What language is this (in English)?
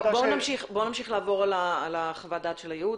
Hebrew